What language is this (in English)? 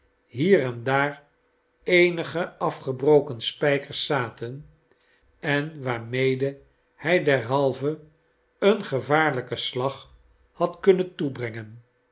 Dutch